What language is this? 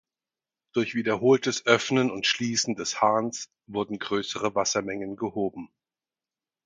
German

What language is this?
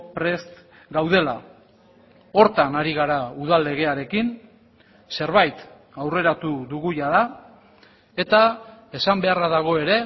Basque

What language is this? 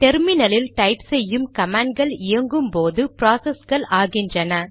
Tamil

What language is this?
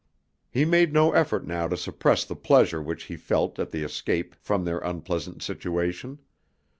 English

